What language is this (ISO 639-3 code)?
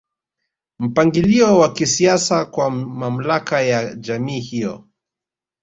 swa